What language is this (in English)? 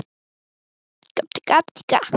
Icelandic